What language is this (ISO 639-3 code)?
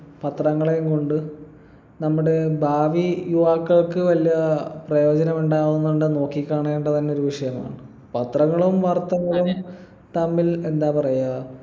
mal